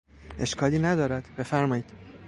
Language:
Persian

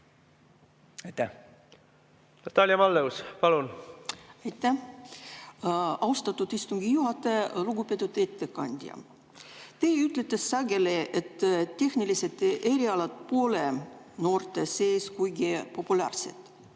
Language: Estonian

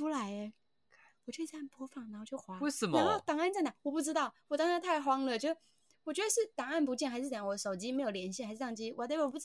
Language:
Chinese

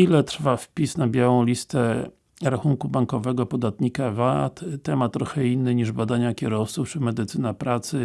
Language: Polish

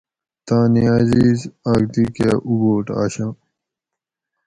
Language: Gawri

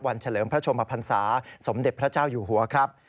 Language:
Thai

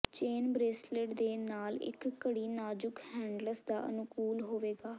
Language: Punjabi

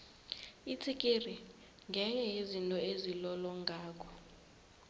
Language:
South Ndebele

